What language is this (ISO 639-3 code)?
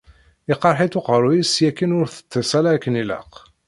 kab